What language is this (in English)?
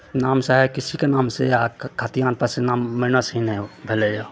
Maithili